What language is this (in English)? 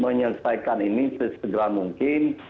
Indonesian